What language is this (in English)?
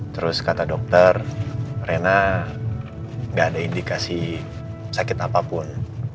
Indonesian